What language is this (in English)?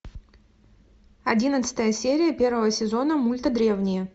Russian